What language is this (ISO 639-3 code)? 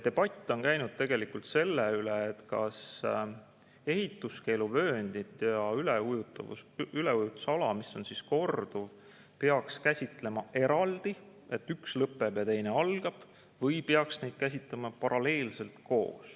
est